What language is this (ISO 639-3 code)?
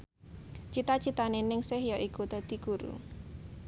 jav